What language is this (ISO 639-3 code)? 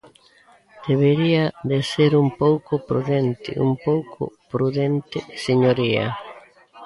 glg